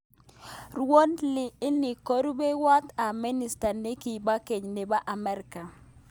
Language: Kalenjin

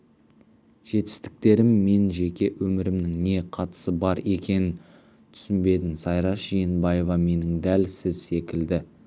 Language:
Kazakh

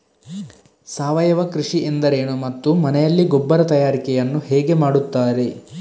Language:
Kannada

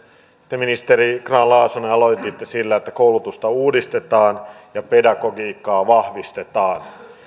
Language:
Finnish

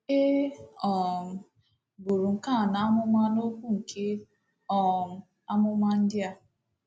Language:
Igbo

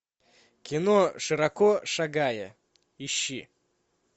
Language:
Russian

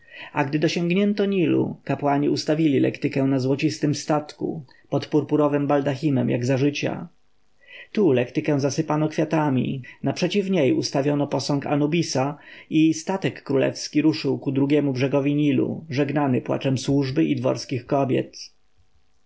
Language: Polish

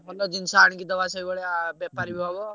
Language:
Odia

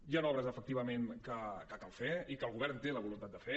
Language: Catalan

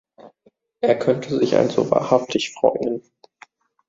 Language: German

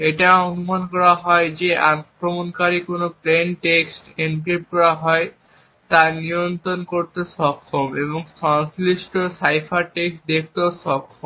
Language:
Bangla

